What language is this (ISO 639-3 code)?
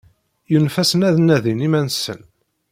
kab